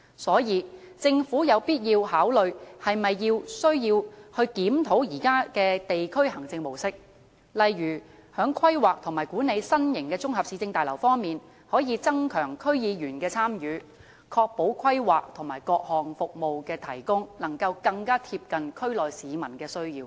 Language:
Cantonese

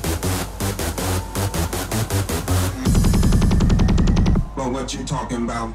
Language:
English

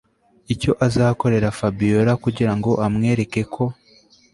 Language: Kinyarwanda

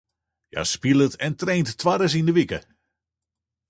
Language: Western Frisian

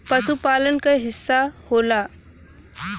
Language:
Bhojpuri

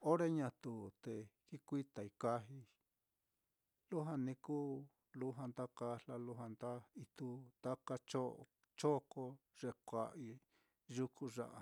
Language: Mitlatongo Mixtec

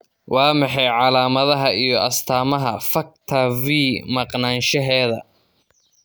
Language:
Somali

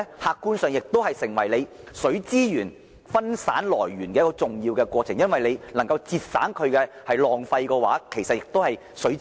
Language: Cantonese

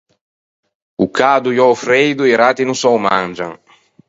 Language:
Ligurian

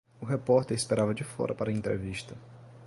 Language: Portuguese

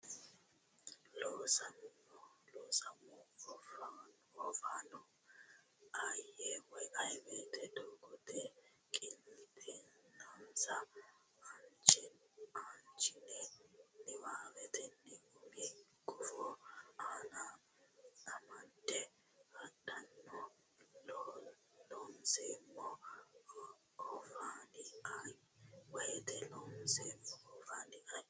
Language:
Sidamo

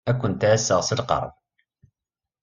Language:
Kabyle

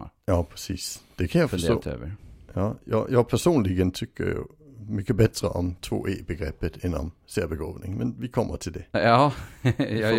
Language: Swedish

